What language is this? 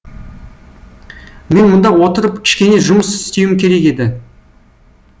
Kazakh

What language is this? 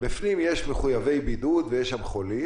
Hebrew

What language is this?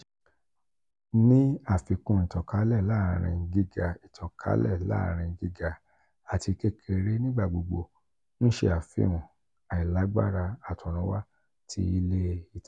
Yoruba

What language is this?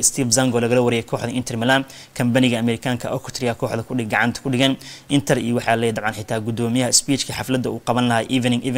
Arabic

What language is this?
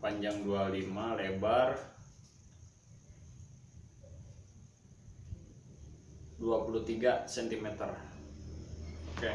Indonesian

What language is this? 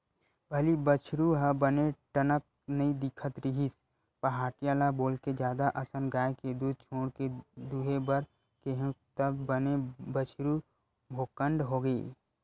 Chhattisgarhi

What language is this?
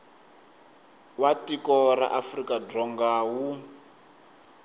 Tsonga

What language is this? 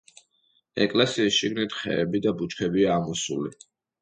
Georgian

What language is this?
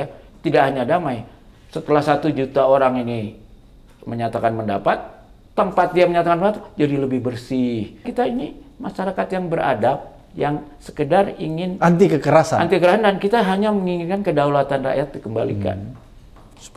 Indonesian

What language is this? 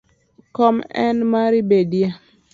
Luo (Kenya and Tanzania)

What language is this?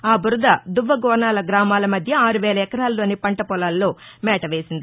Telugu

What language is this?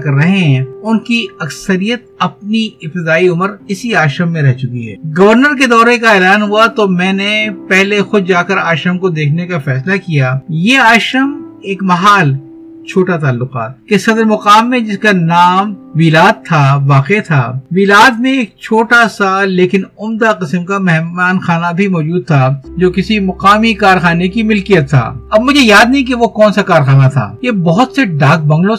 Urdu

